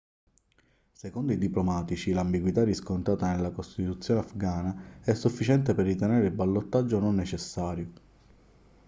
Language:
Italian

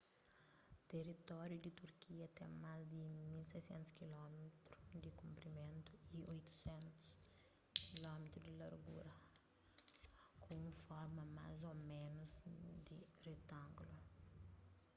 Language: Kabuverdianu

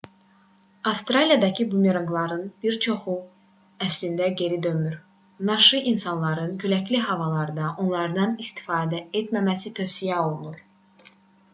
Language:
Azerbaijani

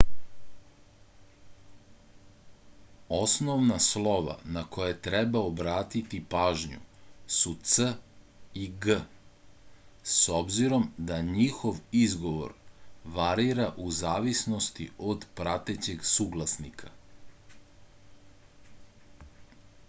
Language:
Serbian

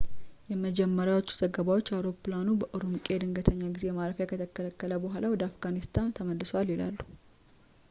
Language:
Amharic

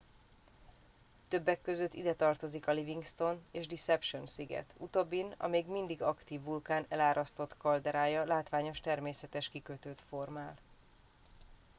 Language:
Hungarian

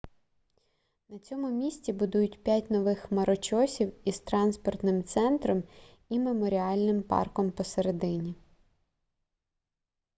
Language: Ukrainian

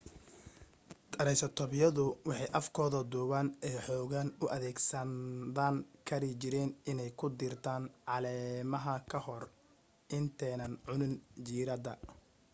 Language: Somali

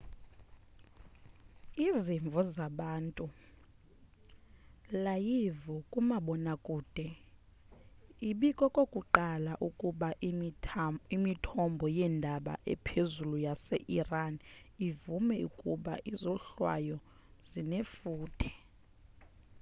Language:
Xhosa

